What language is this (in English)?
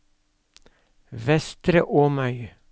Norwegian